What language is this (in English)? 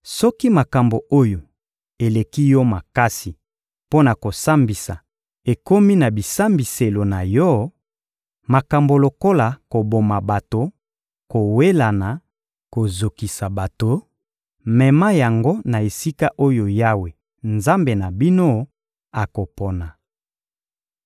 Lingala